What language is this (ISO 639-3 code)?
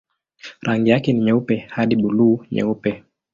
swa